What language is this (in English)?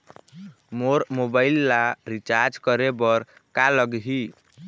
Chhattisgarhi